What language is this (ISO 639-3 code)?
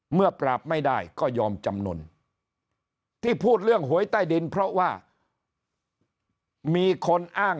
tha